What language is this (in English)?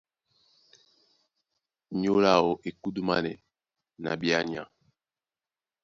Duala